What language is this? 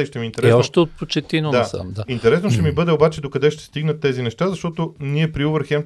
Bulgarian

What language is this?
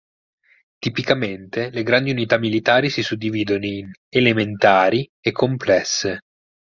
Italian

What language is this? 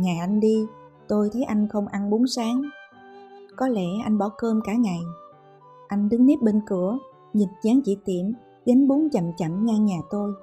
Vietnamese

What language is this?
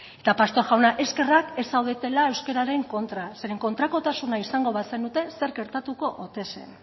Basque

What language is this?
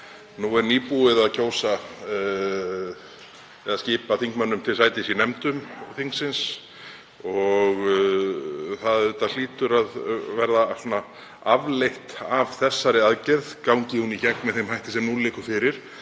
Icelandic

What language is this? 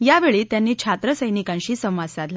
Marathi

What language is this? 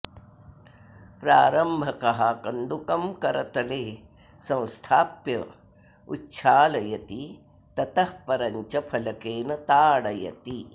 Sanskrit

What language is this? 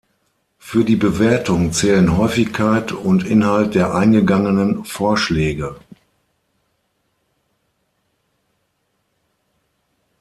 German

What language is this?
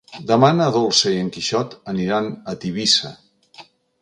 Catalan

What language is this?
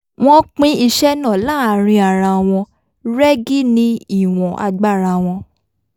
Yoruba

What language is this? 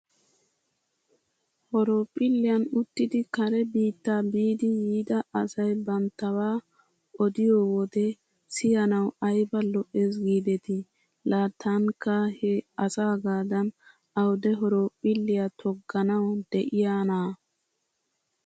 Wolaytta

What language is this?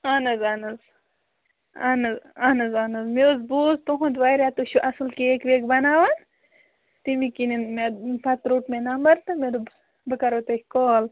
Kashmiri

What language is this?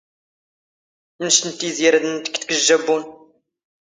Standard Moroccan Tamazight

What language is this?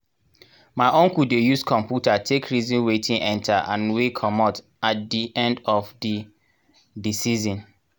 Nigerian Pidgin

